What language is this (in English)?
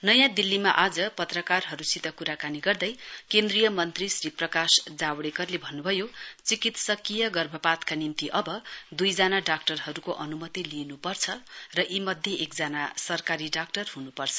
Nepali